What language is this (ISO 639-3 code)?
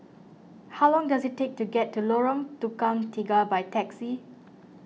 eng